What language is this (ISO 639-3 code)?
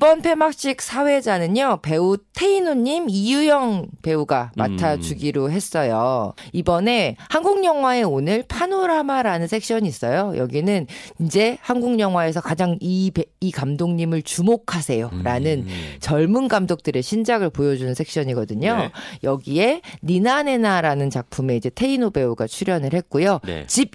kor